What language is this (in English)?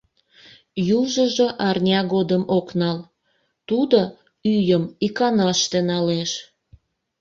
Mari